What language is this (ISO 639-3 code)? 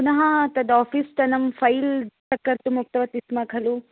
san